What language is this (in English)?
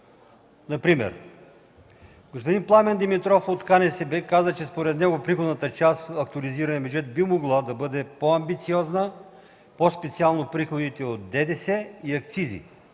Bulgarian